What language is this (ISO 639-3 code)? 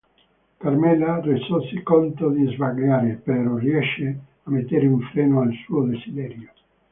ita